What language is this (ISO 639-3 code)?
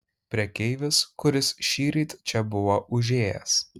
lit